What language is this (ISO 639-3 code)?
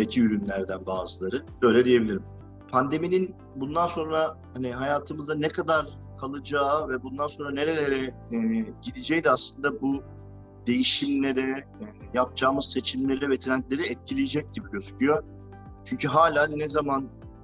tur